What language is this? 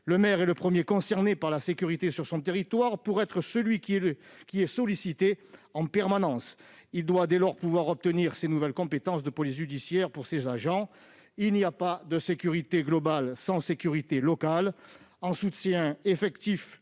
French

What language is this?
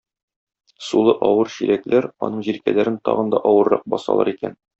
Tatar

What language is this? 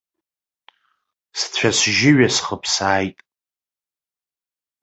Abkhazian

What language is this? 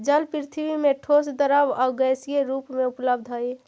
Magahi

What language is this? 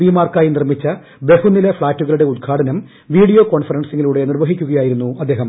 Malayalam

